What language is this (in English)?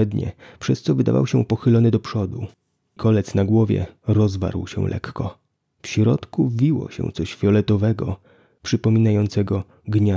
Polish